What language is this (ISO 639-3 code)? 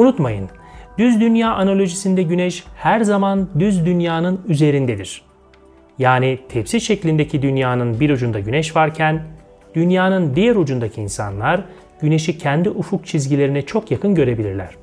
tur